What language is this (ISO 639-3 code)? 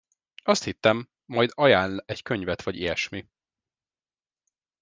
hun